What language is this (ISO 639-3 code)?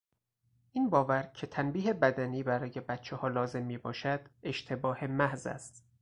fas